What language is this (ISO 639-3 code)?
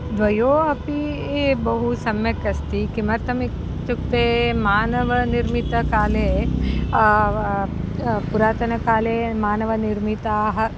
san